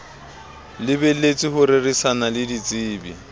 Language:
Southern Sotho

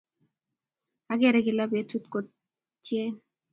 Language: Kalenjin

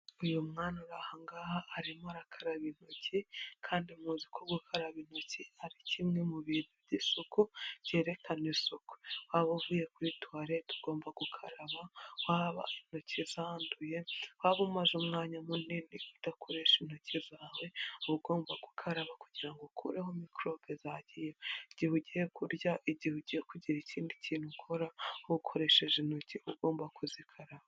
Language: Kinyarwanda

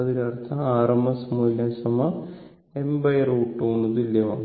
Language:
Malayalam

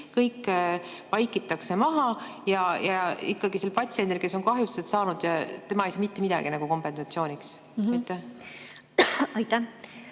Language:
Estonian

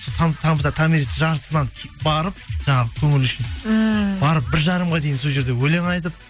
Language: Kazakh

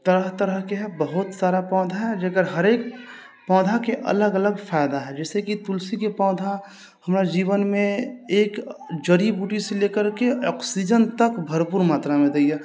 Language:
Maithili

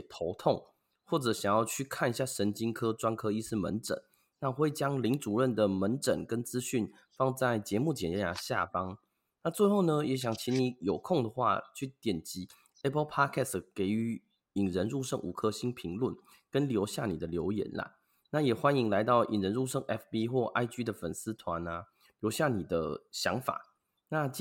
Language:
Chinese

